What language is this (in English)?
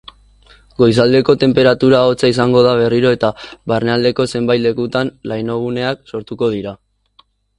Basque